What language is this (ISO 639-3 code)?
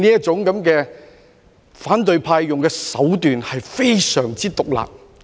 yue